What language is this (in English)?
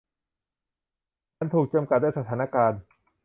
Thai